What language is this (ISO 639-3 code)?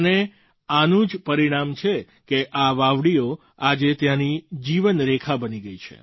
guj